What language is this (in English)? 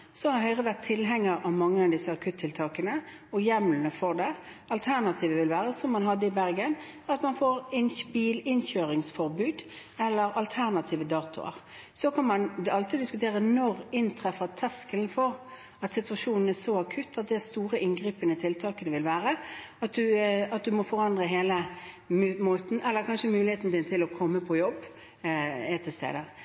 Norwegian Bokmål